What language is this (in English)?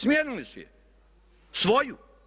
Croatian